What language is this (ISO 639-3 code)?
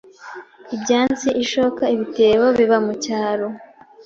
kin